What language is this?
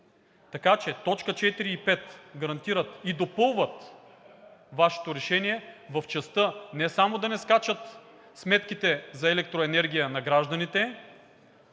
Bulgarian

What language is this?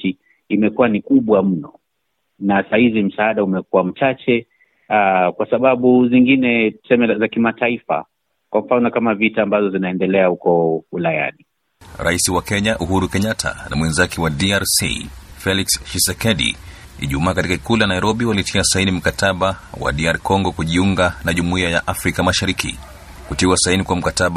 Swahili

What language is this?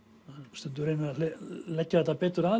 Icelandic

